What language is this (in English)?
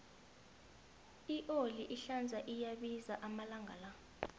South Ndebele